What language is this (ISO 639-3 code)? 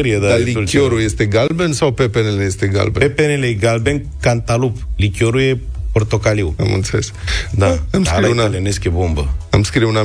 ron